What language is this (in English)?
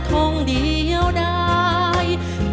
Thai